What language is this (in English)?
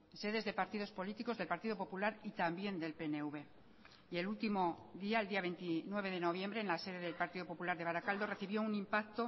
Spanish